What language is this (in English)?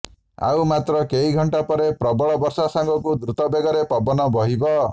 Odia